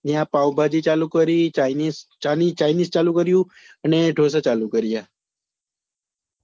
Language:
Gujarati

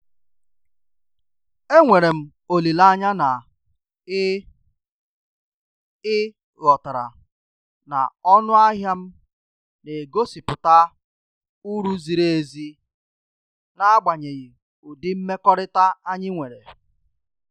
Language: Igbo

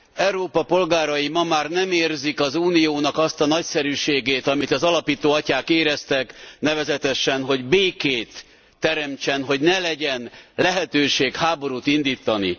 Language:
Hungarian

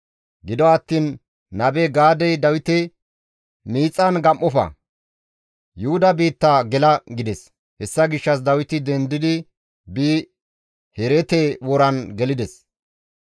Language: Gamo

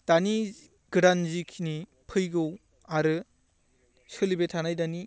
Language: Bodo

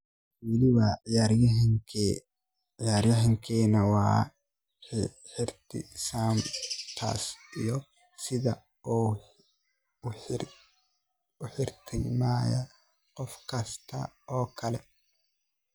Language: Somali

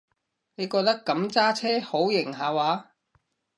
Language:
Cantonese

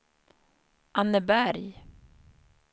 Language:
Swedish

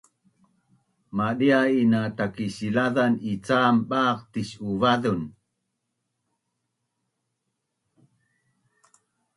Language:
Bunun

